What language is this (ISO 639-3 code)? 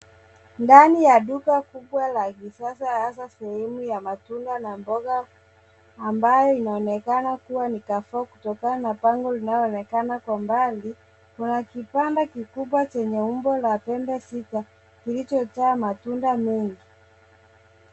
swa